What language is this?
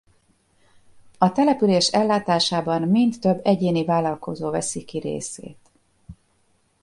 Hungarian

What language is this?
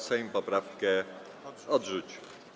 Polish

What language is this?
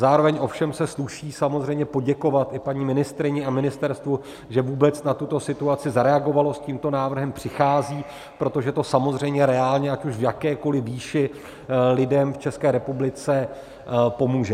Czech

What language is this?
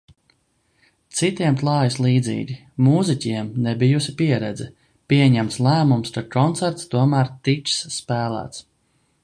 Latvian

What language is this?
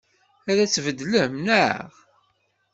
Kabyle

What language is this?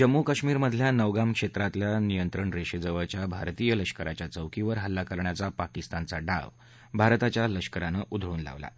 Marathi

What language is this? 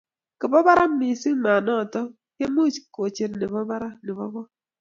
Kalenjin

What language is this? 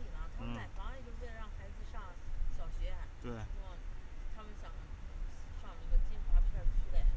Chinese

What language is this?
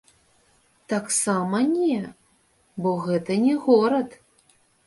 Belarusian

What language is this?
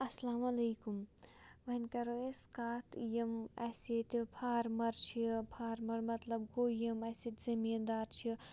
Kashmiri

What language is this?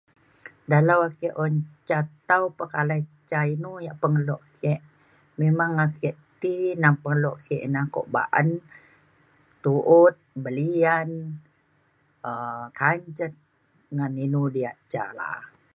Mainstream Kenyah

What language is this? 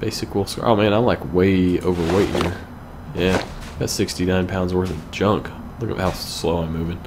English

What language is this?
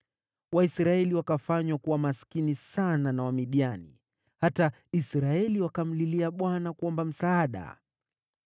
Swahili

